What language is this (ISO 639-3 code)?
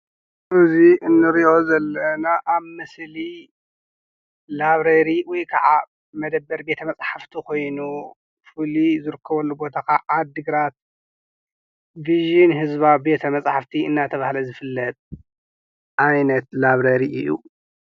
tir